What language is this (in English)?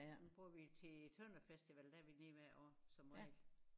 Danish